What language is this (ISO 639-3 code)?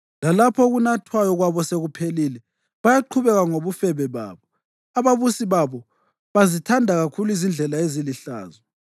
nde